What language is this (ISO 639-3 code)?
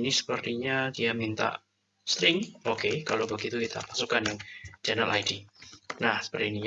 ind